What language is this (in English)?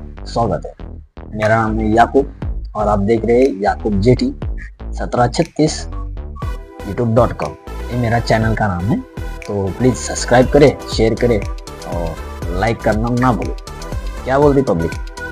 Hindi